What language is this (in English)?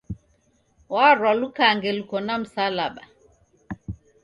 Taita